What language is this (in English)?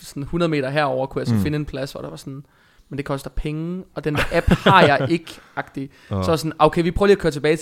Danish